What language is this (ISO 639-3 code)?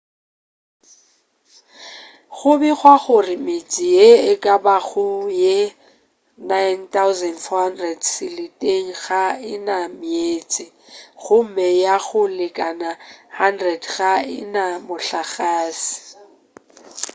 nso